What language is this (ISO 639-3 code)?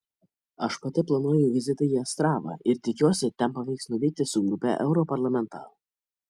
lit